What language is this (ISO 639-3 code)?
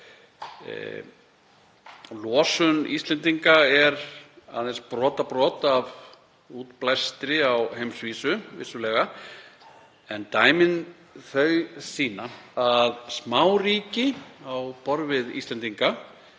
isl